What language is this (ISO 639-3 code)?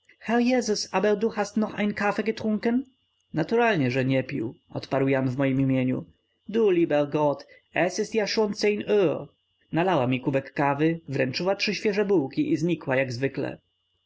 pol